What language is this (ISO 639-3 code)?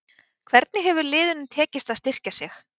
isl